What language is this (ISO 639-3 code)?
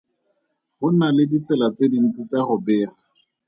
tsn